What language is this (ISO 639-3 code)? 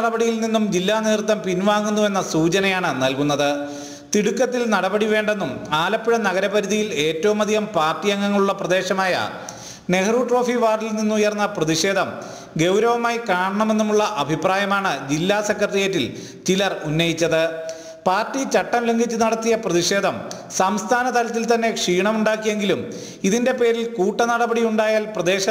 hin